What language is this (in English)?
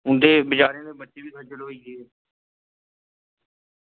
Dogri